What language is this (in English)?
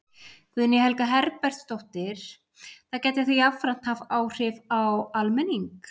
Icelandic